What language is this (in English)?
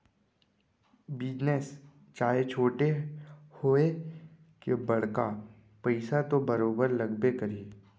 Chhattisgarhi